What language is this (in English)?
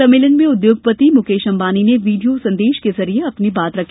Hindi